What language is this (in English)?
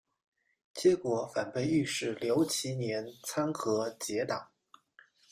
Chinese